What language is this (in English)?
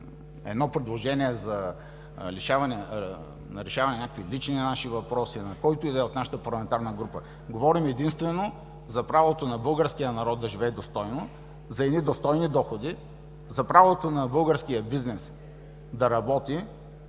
Bulgarian